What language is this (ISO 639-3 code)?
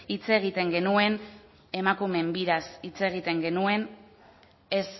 eus